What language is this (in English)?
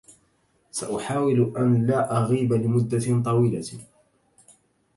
Arabic